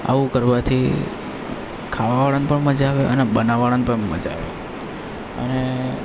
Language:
Gujarati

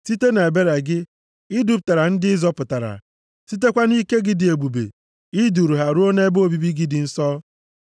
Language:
Igbo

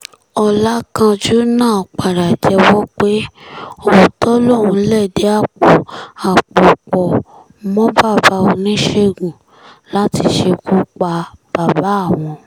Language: Yoruba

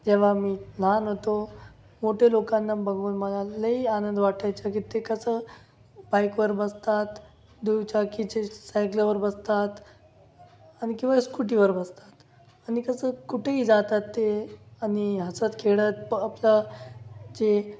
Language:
Marathi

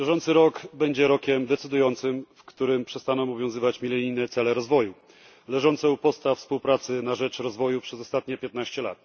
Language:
Polish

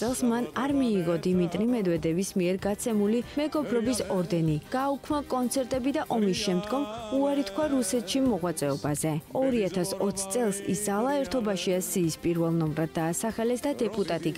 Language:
Romanian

